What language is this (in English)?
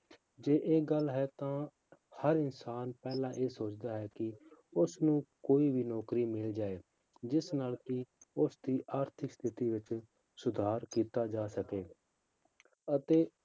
Punjabi